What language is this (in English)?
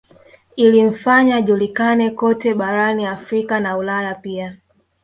Swahili